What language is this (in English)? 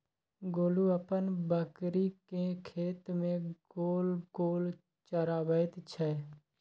Maithili